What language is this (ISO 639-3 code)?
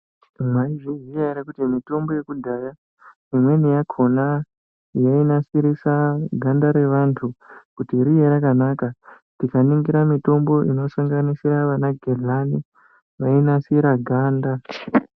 ndc